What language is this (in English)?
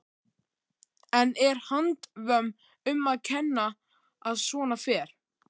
Icelandic